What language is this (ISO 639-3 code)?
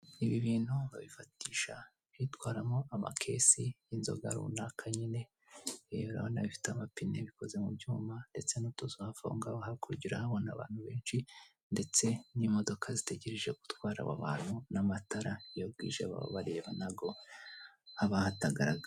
kin